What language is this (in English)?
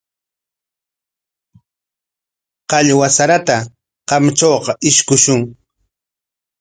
Corongo Ancash Quechua